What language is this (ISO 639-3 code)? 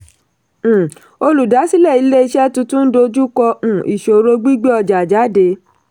yor